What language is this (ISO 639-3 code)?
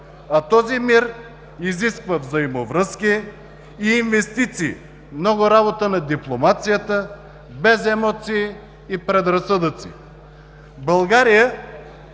bul